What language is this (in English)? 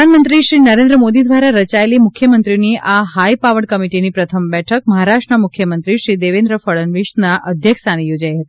Gujarati